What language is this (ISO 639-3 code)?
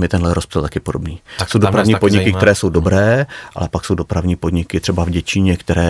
ces